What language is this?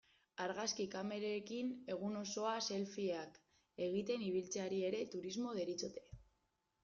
Basque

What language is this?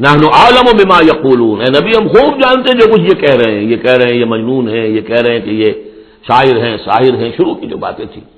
Urdu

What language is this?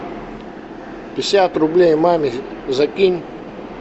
Russian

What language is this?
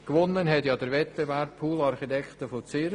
Swiss German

